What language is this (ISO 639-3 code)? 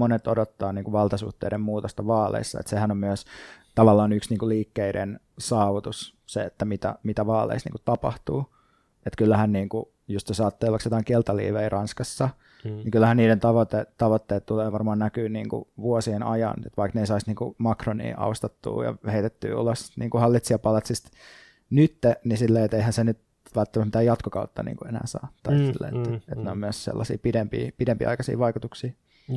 fin